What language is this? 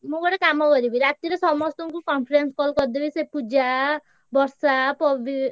Odia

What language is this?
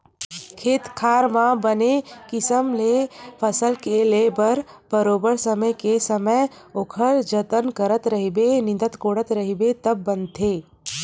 Chhattisgarhi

